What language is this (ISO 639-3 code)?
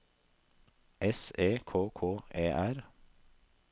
nor